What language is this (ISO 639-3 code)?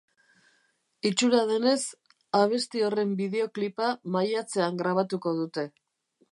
eus